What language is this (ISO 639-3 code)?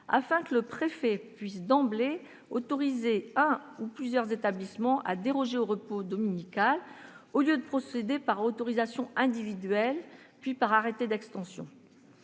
fra